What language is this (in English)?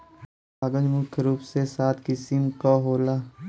Bhojpuri